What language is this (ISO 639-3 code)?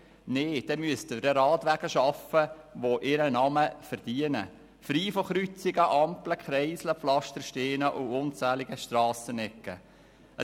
gsw